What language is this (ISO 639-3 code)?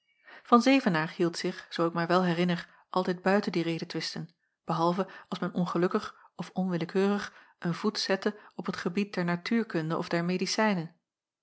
nld